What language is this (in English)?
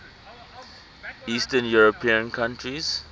English